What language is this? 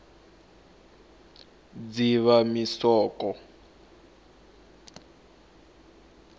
Tsonga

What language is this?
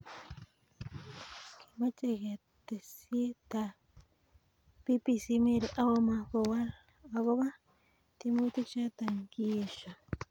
Kalenjin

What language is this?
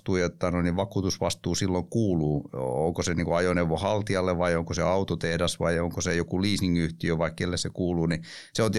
Finnish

